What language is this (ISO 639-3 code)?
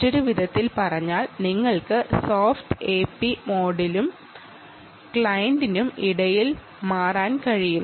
mal